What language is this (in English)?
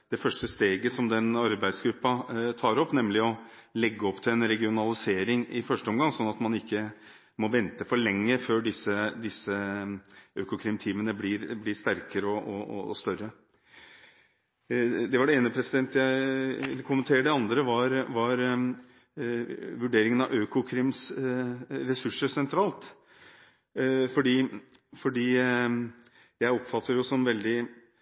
Norwegian Bokmål